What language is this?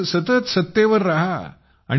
Marathi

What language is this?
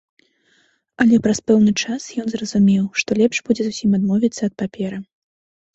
Belarusian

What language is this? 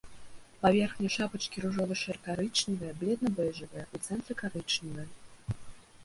Belarusian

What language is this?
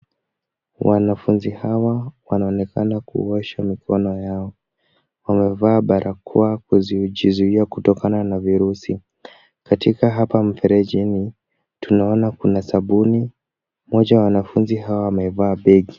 Swahili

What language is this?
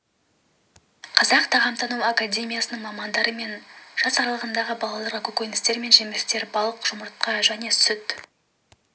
Kazakh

